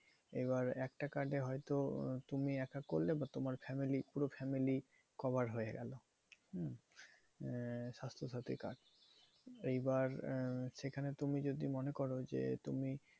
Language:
Bangla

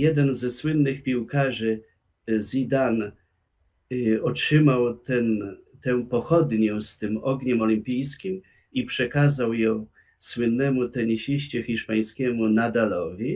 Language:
Polish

